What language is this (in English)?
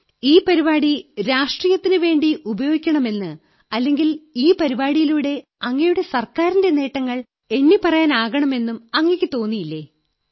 Malayalam